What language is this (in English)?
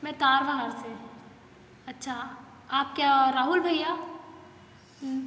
Hindi